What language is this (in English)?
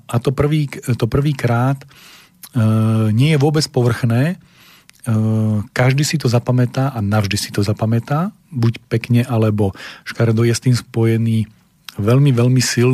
Slovak